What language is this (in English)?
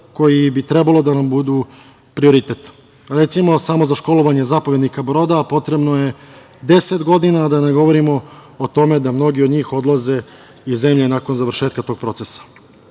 Serbian